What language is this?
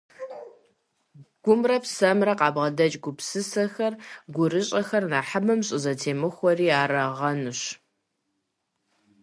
Kabardian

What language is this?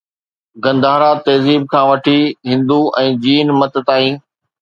Sindhi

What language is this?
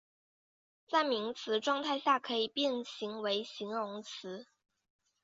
Chinese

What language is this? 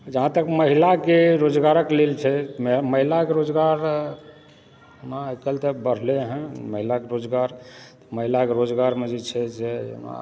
Maithili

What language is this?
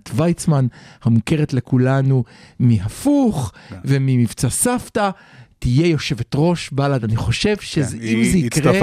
Hebrew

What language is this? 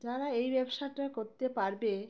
Bangla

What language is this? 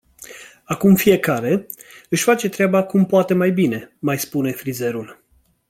Romanian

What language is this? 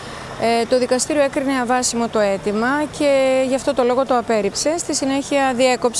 Greek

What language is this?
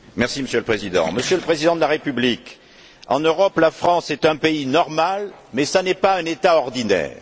French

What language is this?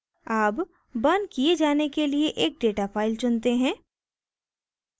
Hindi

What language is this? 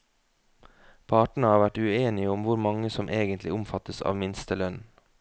Norwegian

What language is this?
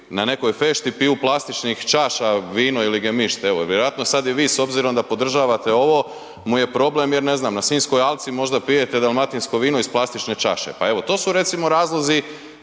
Croatian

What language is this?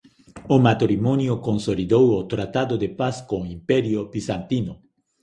Galician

